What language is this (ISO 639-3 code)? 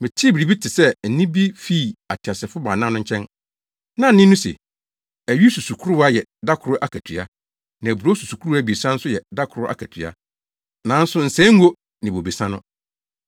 aka